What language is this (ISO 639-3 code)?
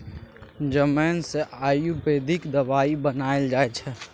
mai